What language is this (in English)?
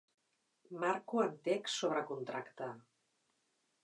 Catalan